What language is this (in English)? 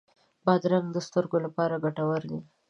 Pashto